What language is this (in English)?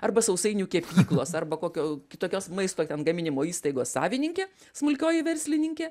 Lithuanian